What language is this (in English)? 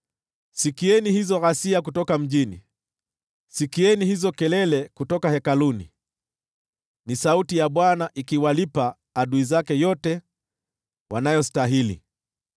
Swahili